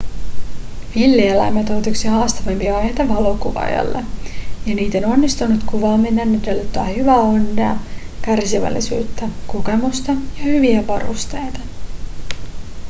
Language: Finnish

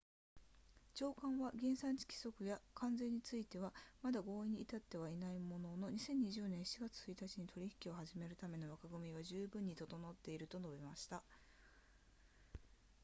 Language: Japanese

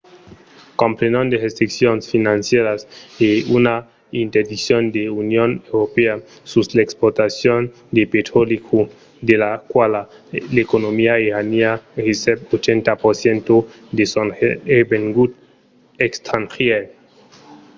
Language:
Occitan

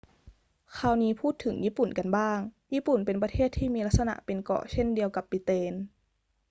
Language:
Thai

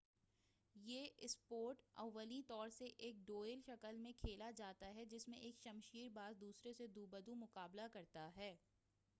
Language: Urdu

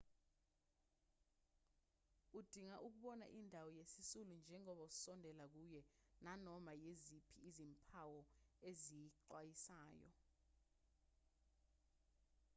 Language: Zulu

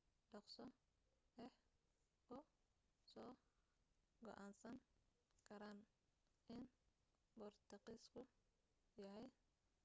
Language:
Somali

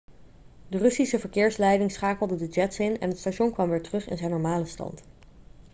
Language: Dutch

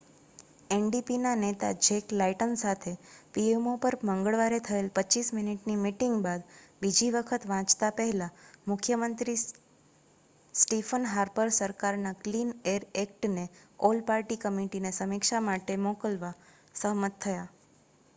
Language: Gujarati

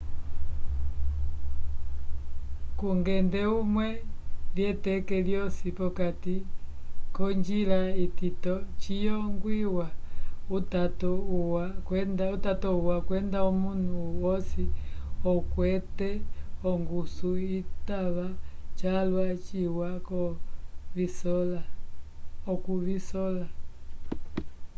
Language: Umbundu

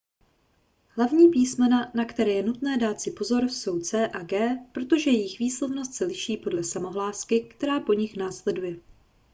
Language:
Czech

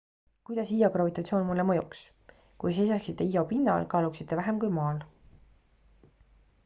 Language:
Estonian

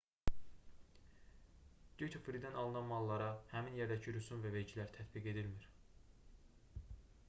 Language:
Azerbaijani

